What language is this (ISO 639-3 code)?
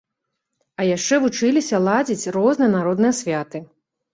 bel